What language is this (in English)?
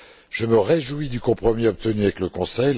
French